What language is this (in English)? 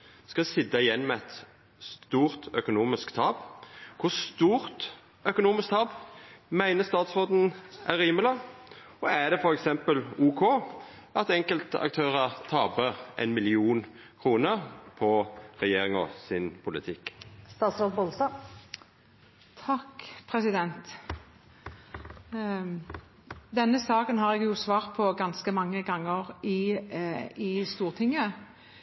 Norwegian